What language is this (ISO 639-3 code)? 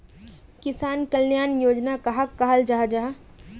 mag